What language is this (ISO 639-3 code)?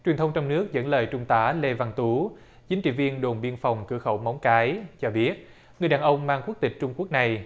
vie